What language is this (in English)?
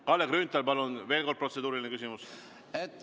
Estonian